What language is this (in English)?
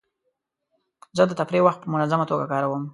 Pashto